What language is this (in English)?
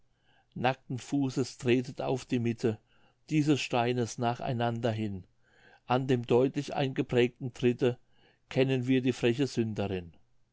German